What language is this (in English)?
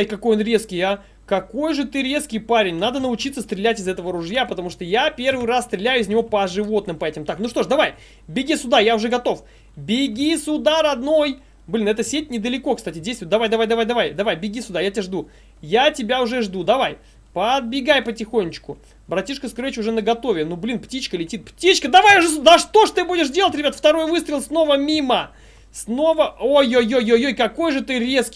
Russian